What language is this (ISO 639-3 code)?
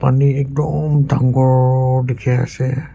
nag